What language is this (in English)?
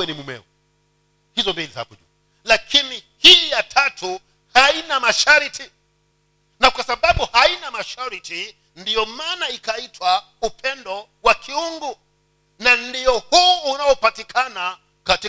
Swahili